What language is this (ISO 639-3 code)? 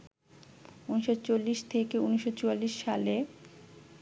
ben